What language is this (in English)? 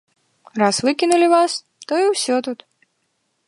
Belarusian